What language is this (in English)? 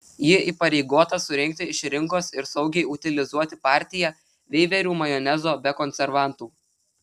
Lithuanian